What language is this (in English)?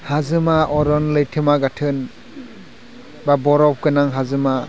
Bodo